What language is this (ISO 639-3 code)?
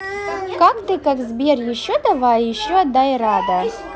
rus